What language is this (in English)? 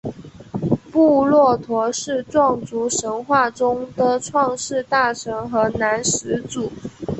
Chinese